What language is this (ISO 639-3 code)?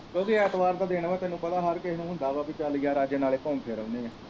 pan